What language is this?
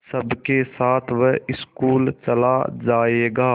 Hindi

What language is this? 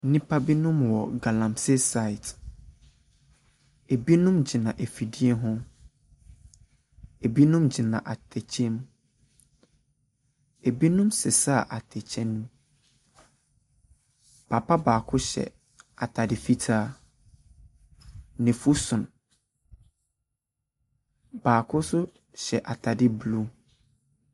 Akan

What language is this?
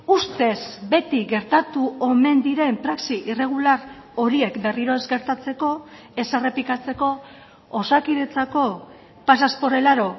Basque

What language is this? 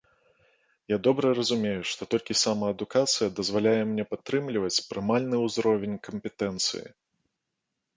Belarusian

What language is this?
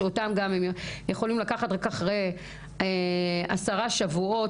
Hebrew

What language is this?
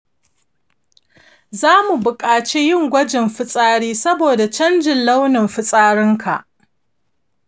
Hausa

